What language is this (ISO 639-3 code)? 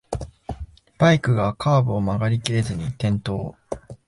jpn